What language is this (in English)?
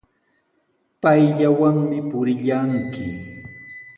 Sihuas Ancash Quechua